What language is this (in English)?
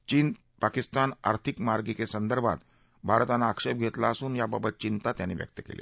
Marathi